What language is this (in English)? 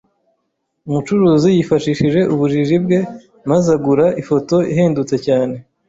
Kinyarwanda